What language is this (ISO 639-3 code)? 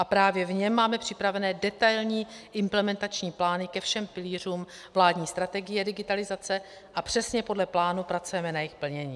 ces